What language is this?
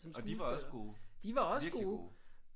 Danish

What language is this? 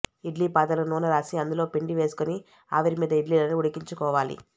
Telugu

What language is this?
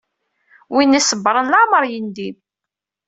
Kabyle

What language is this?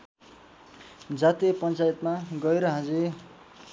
Nepali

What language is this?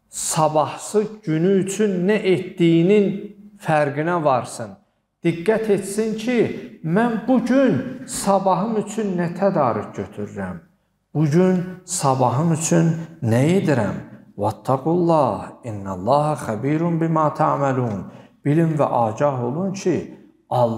Turkish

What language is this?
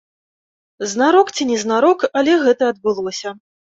Belarusian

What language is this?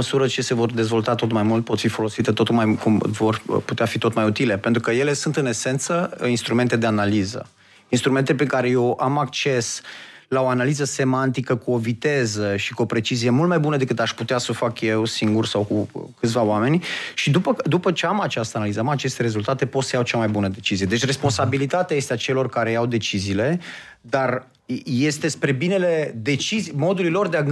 Romanian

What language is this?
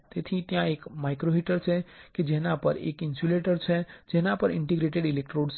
Gujarati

